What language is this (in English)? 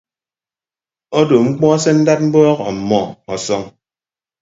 Ibibio